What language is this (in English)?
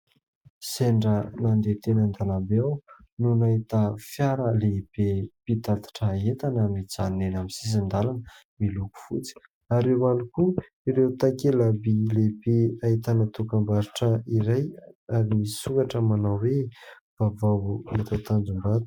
Malagasy